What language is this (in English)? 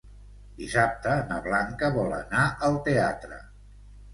Catalan